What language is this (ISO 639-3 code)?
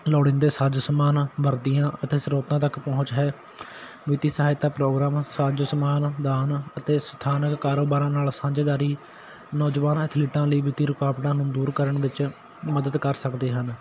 pan